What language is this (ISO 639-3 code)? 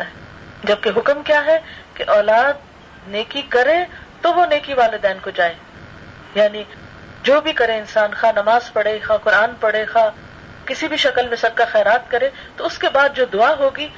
urd